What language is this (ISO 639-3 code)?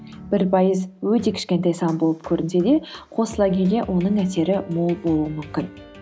kaz